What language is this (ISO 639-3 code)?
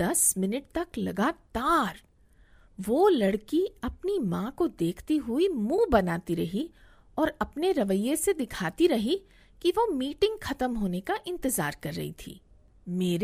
hin